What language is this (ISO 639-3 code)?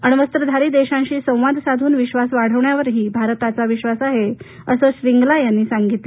mar